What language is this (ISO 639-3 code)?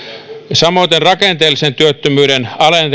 fin